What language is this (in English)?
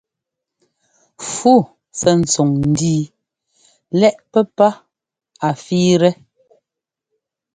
Ngomba